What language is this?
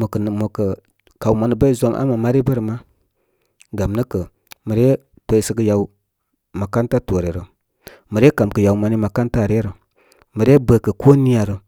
Koma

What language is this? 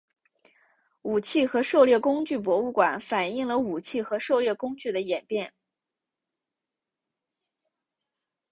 Chinese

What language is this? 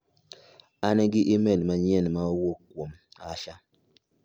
Luo (Kenya and Tanzania)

